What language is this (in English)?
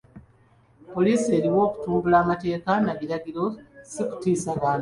Ganda